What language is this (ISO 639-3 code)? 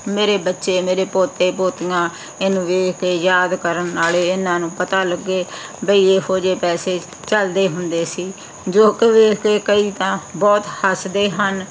pan